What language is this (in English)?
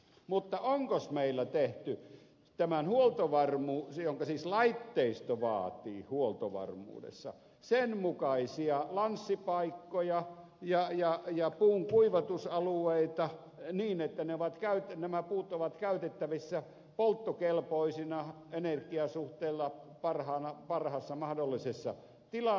Finnish